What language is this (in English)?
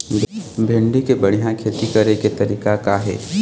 Chhattisgarhi